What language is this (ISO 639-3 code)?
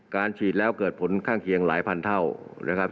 tha